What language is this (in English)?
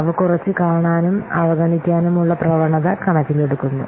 Malayalam